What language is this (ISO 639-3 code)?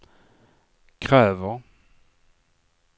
swe